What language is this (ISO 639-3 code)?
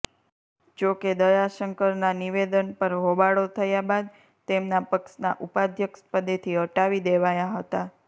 guj